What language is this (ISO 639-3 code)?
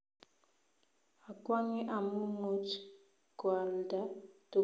kln